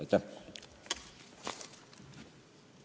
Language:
Estonian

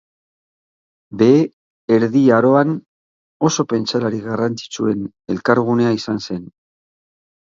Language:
Basque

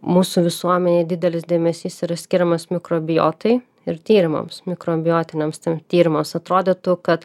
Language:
Lithuanian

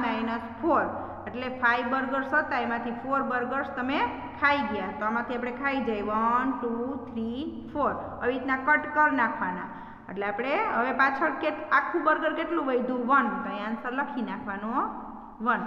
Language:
Hindi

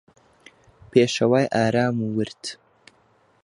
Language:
Central Kurdish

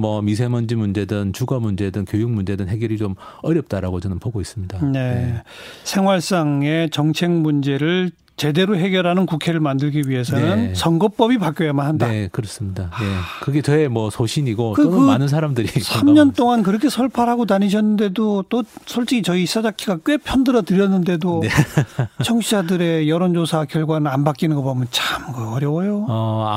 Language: Korean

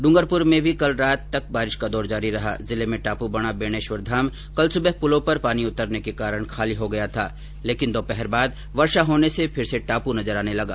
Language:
Hindi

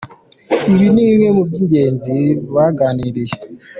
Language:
Kinyarwanda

